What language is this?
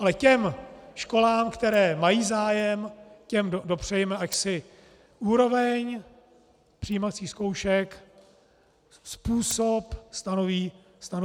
Czech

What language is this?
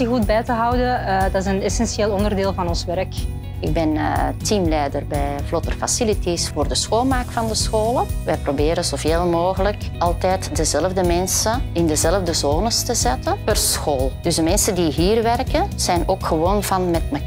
Dutch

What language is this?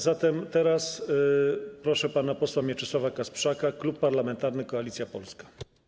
Polish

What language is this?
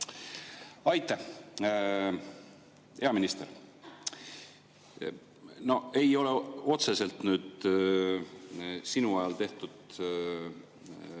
Estonian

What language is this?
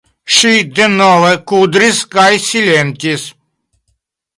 Esperanto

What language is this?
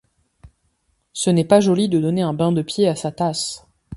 French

